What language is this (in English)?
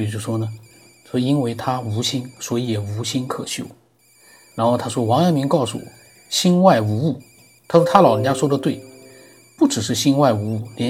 Chinese